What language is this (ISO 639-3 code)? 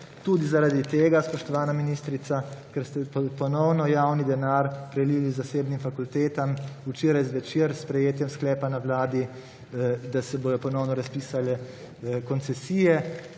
slv